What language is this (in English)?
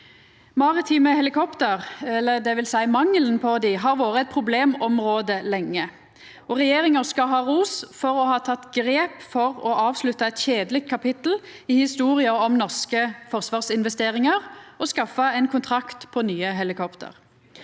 Norwegian